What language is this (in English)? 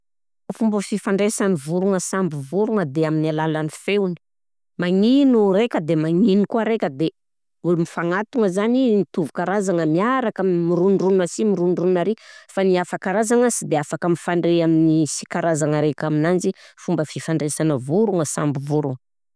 Southern Betsimisaraka Malagasy